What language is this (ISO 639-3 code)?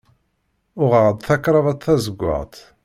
kab